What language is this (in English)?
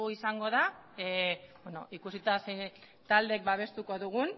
Basque